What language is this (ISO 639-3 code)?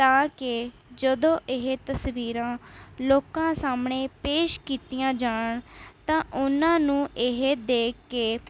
pan